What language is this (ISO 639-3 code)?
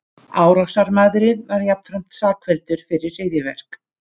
isl